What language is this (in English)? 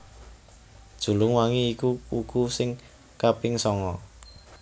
Javanese